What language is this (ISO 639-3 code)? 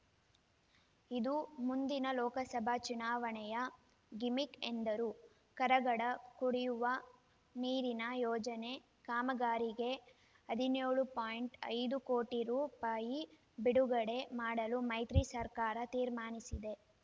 kan